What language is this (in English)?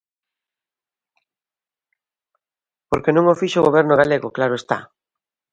Galician